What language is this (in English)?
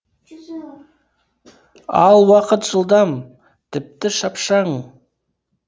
Kazakh